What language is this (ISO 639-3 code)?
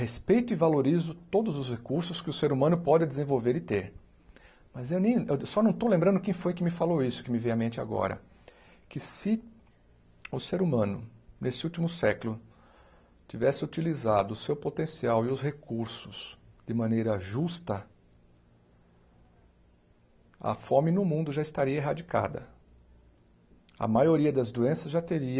por